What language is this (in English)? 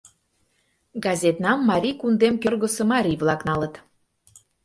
Mari